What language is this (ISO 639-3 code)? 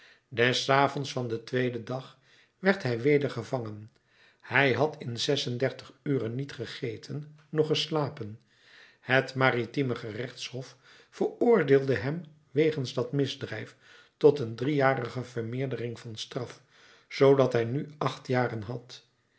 nld